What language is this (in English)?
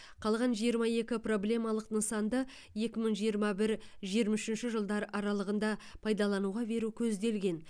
Kazakh